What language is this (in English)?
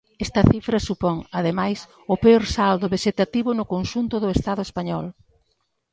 Galician